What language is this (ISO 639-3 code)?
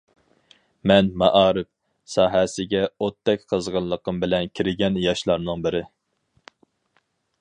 uig